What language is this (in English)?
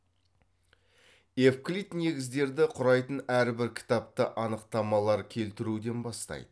Kazakh